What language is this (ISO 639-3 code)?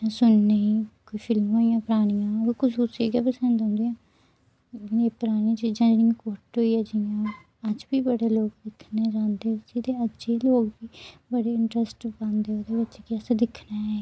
doi